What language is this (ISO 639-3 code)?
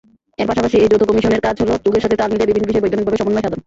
ben